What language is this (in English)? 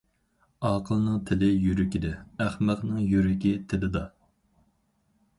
Uyghur